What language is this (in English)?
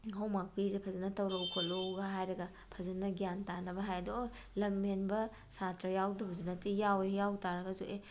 Manipuri